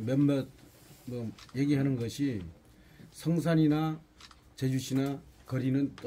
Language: Korean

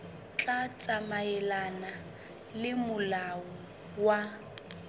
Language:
Southern Sotho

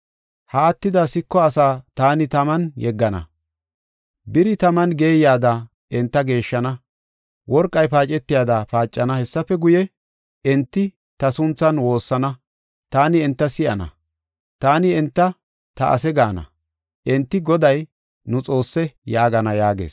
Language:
Gofa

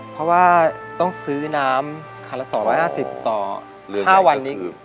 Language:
Thai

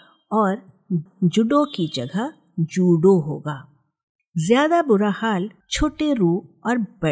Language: Hindi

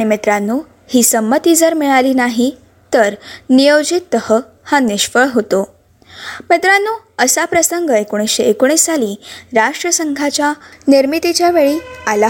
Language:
Marathi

